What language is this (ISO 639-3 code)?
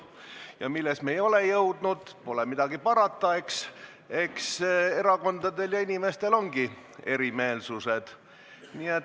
est